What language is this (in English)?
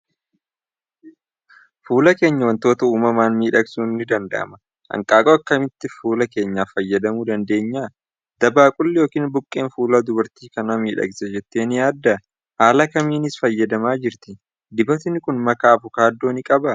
Oromo